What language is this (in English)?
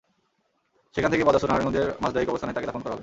Bangla